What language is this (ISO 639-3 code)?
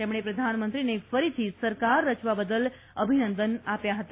guj